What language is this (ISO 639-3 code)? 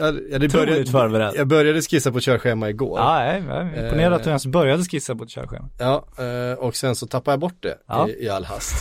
swe